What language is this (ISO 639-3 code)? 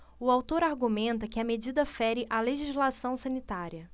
por